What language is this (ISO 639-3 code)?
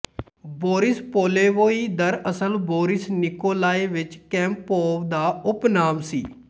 pan